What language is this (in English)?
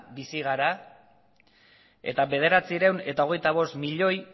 Basque